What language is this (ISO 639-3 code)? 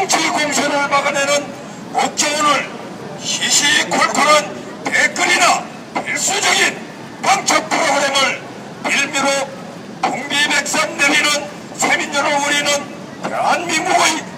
kor